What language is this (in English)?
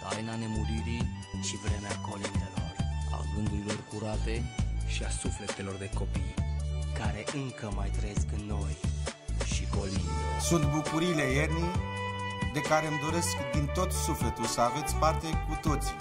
Romanian